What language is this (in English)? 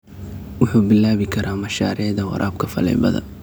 Somali